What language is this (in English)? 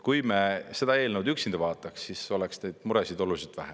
Estonian